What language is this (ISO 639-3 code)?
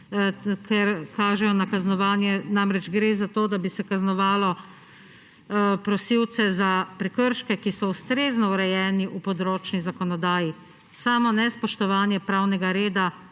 slv